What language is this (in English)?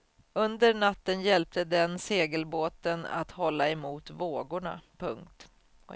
Swedish